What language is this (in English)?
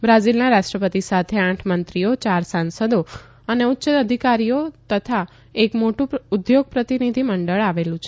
Gujarati